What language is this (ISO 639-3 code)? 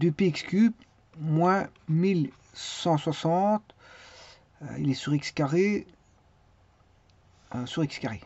fra